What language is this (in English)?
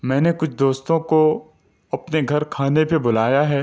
Urdu